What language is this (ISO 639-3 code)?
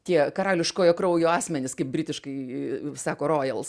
lit